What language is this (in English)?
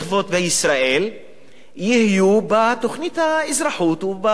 Hebrew